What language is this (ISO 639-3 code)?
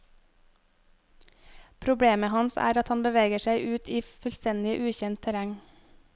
nor